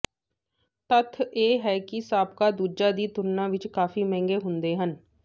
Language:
Punjabi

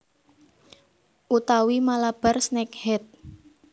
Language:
Javanese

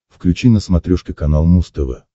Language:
Russian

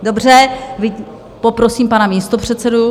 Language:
Czech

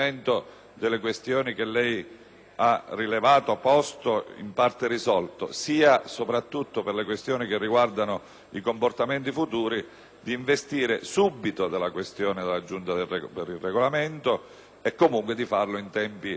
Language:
Italian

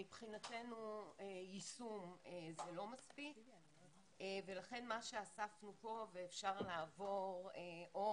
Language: Hebrew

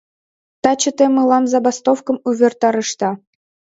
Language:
Mari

